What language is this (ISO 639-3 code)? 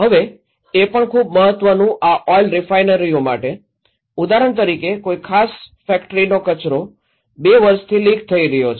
guj